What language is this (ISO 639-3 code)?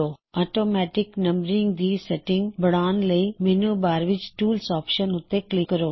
pan